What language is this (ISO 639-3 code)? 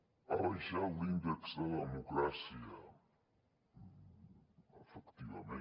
cat